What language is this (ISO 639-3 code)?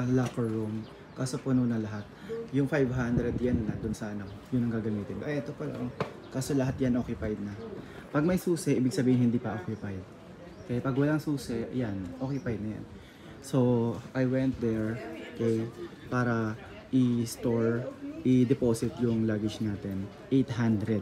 fil